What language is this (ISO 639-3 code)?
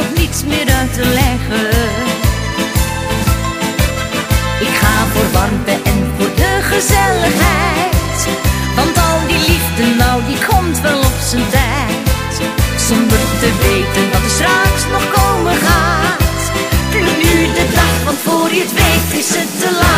nld